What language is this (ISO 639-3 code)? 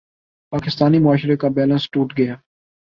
urd